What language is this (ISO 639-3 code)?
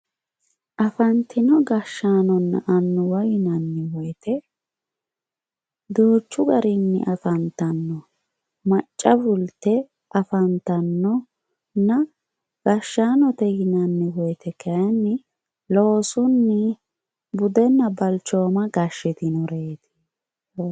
sid